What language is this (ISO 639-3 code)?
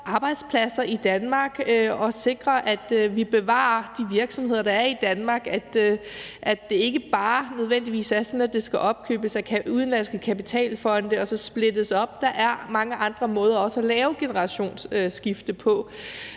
dan